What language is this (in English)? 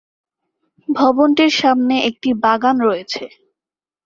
Bangla